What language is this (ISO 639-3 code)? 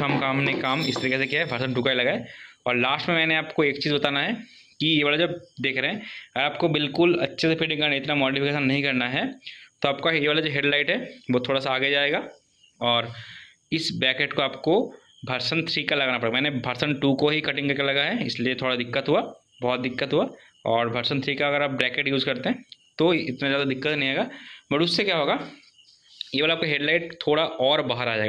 hin